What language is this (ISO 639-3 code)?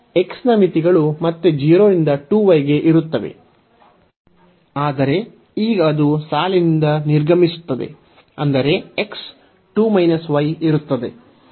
kan